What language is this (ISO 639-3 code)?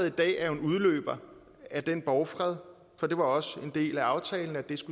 dan